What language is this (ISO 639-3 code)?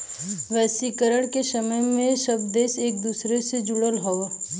bho